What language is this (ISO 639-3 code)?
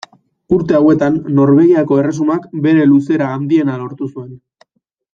eus